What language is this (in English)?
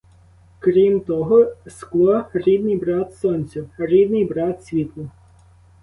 Ukrainian